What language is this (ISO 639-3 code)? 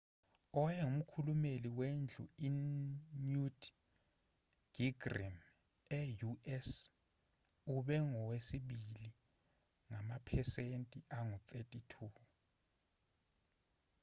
zul